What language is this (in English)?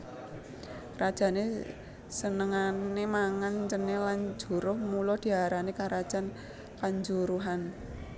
Javanese